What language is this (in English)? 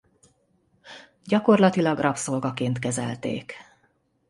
Hungarian